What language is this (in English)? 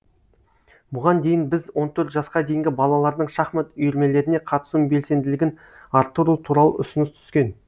Kazakh